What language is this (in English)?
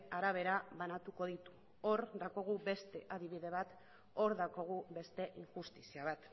Basque